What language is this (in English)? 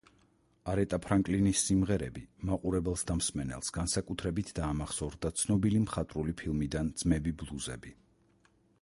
Georgian